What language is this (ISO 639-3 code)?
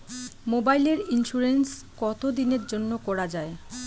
ben